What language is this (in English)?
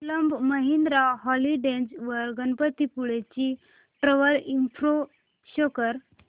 Marathi